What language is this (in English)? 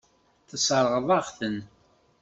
Kabyle